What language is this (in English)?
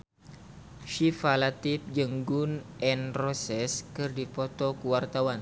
Sundanese